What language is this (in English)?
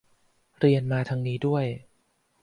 Thai